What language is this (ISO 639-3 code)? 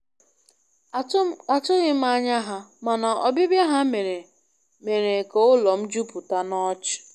ibo